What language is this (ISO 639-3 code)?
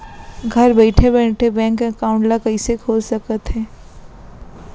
hne